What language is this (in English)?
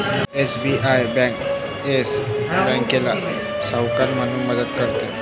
Marathi